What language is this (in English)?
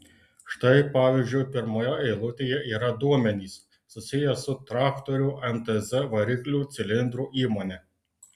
Lithuanian